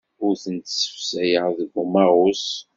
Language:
Kabyle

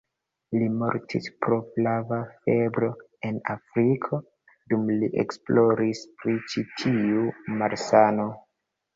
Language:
Esperanto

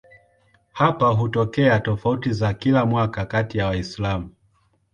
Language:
Swahili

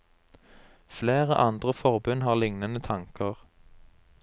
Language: Norwegian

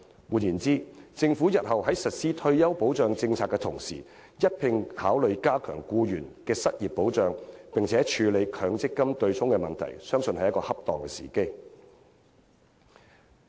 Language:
Cantonese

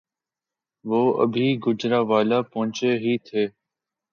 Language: Urdu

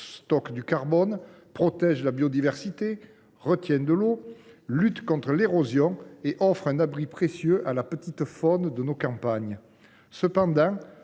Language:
French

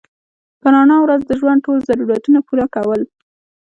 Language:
Pashto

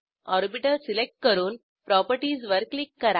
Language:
Marathi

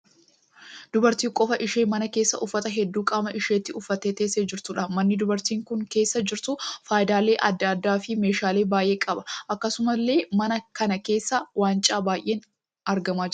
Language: Oromo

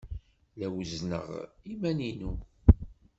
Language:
Kabyle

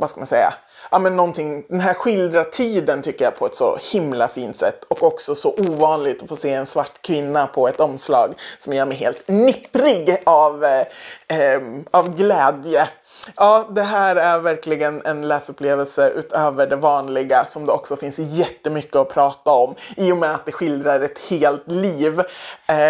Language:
Swedish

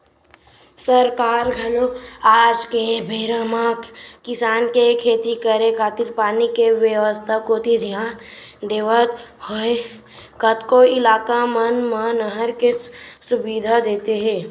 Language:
Chhattisgarhi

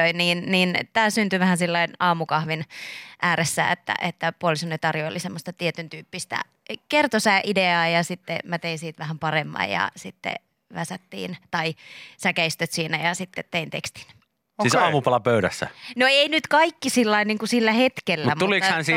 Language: Finnish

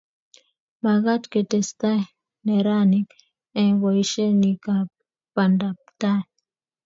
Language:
Kalenjin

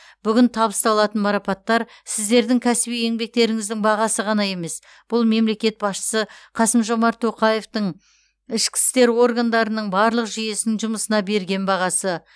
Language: Kazakh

